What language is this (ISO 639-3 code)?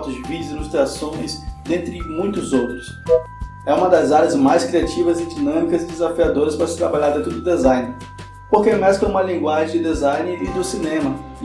por